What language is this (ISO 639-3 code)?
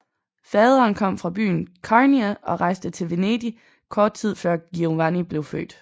dan